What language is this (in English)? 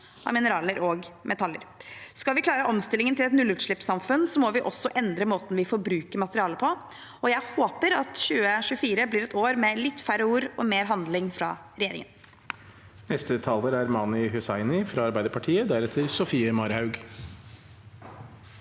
Norwegian